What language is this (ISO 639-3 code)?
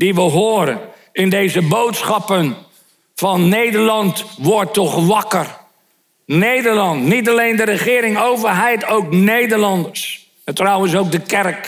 nld